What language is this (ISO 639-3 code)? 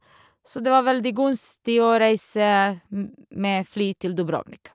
nor